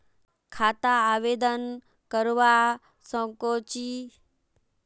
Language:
Magahi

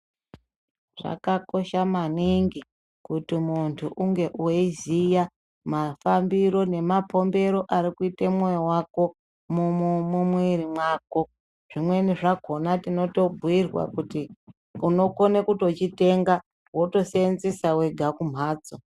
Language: Ndau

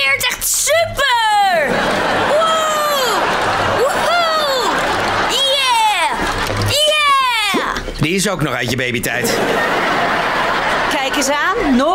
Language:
Dutch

